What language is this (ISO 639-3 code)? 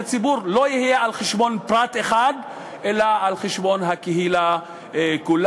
heb